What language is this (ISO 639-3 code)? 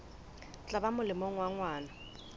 sot